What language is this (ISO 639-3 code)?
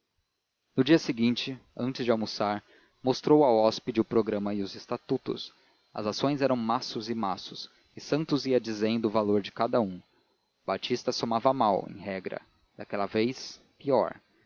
por